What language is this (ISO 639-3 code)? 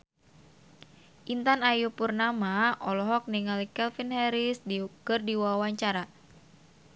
sun